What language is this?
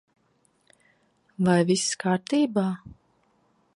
Latvian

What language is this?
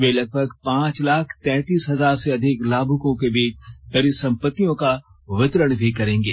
Hindi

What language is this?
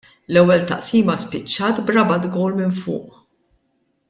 Maltese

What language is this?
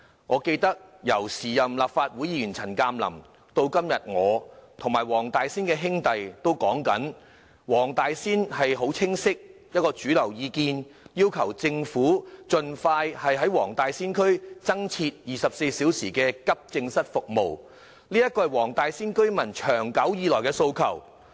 Cantonese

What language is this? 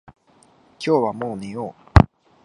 Japanese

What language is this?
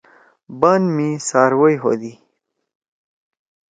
Torwali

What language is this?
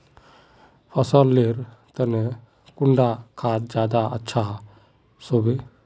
Magahi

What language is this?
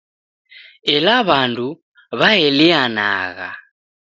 Taita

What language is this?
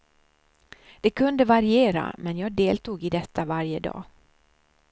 Swedish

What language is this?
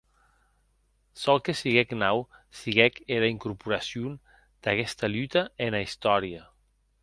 Occitan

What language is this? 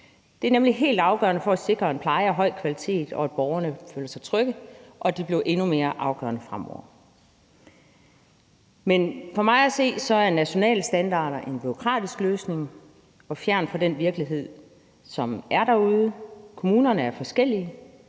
Danish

